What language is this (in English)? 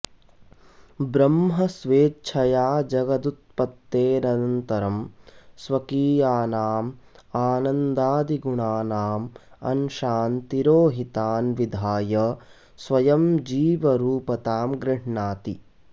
Sanskrit